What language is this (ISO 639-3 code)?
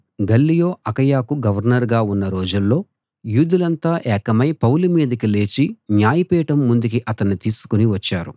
tel